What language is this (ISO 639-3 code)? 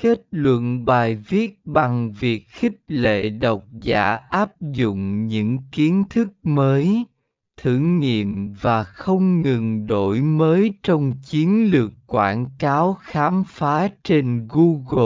vie